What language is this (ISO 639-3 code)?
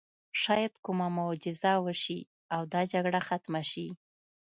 pus